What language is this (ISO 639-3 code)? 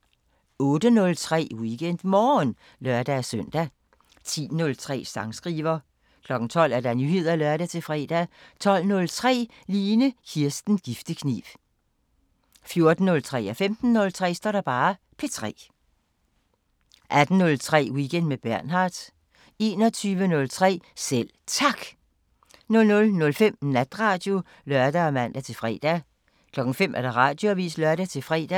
dan